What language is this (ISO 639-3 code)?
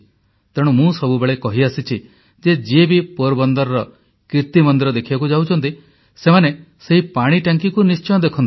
ori